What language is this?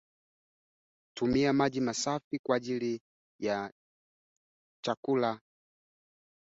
Swahili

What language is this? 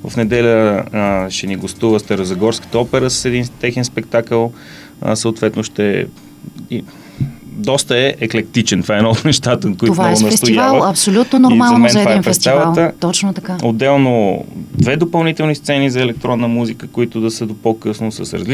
Bulgarian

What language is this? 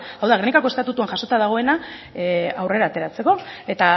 Basque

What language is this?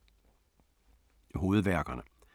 Danish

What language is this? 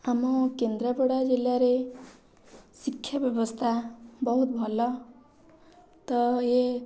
Odia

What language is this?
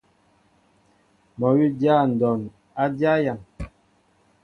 Mbo (Cameroon)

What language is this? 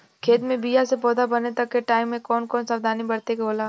Bhojpuri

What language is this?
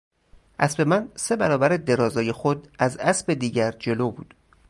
Persian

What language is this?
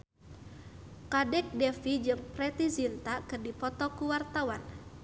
Sundanese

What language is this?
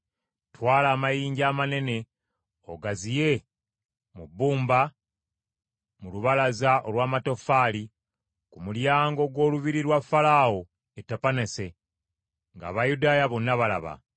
Ganda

